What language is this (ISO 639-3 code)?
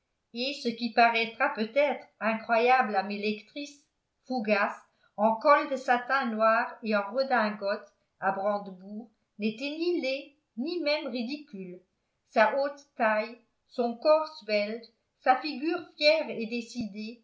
fra